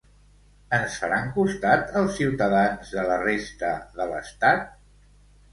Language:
Catalan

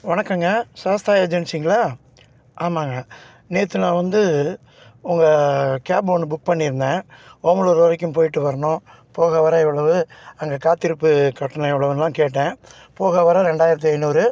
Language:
Tamil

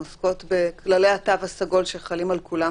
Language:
Hebrew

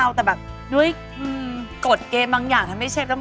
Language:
Thai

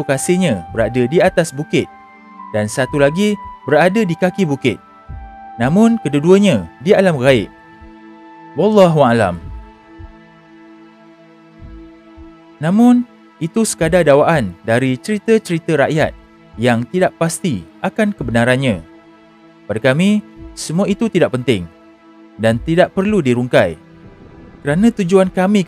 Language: Malay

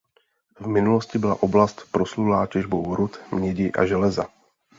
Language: Czech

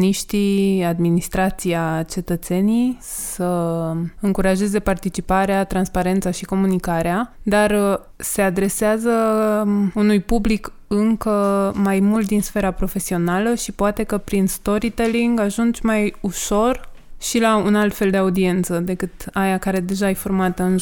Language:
Romanian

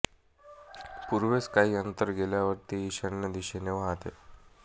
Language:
Marathi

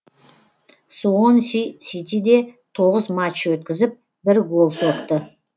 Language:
Kazakh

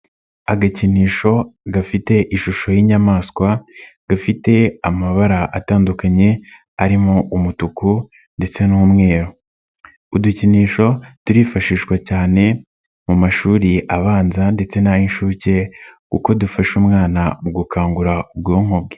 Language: Kinyarwanda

